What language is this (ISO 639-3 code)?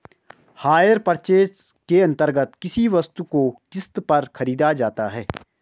hin